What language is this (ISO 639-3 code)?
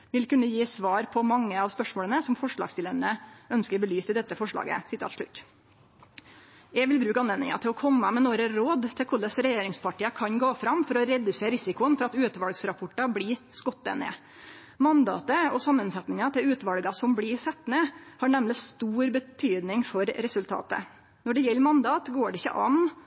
nno